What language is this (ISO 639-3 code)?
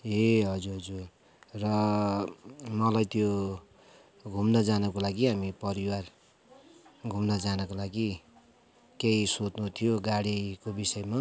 nep